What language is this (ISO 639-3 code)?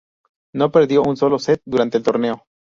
spa